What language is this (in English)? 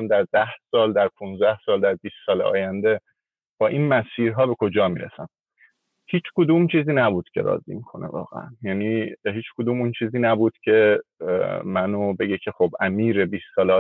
Persian